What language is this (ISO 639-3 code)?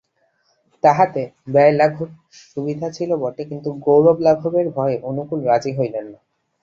ben